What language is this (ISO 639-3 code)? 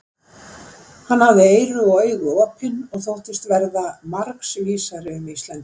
isl